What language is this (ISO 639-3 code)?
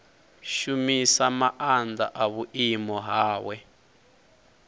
ven